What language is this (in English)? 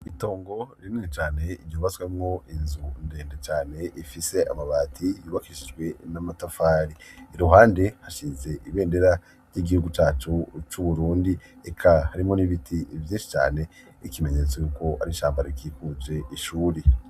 Rundi